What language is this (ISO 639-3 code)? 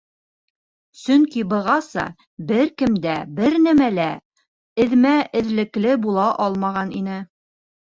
bak